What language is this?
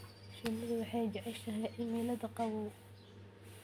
Somali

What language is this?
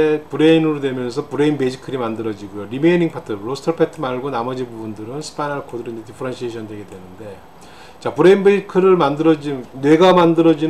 Korean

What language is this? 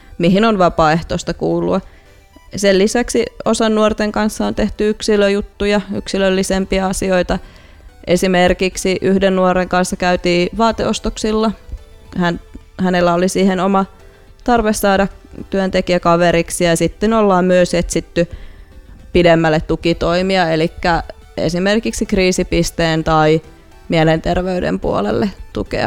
Finnish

